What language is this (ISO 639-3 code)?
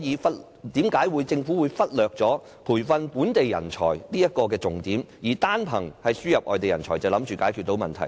yue